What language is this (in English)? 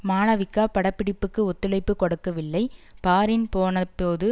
Tamil